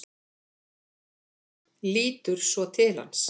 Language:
Icelandic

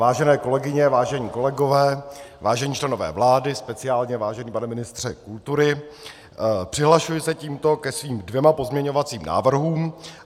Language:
Czech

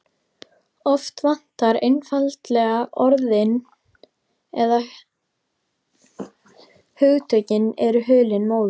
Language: Icelandic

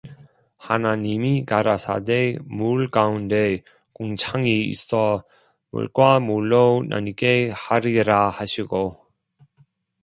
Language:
Korean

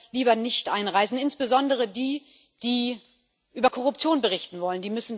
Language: German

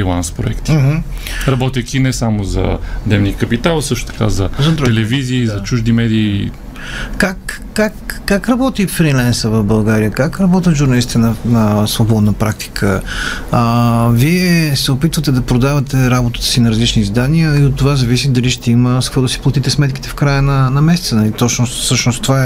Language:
Bulgarian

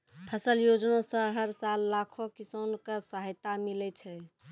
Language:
Maithili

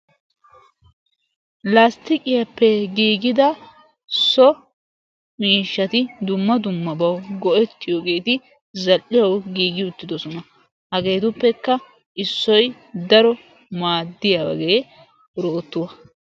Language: Wolaytta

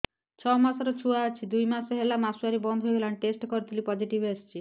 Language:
Odia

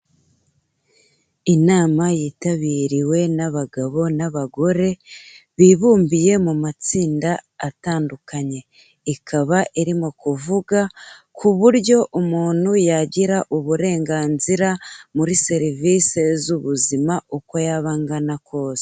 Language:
Kinyarwanda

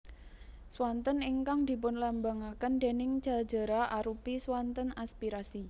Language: Javanese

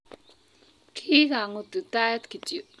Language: Kalenjin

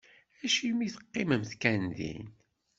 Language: Kabyle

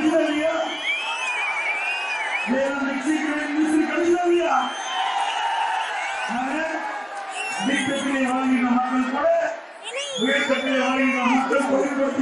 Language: Turkish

